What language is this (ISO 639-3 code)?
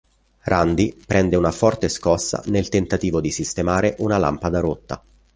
ita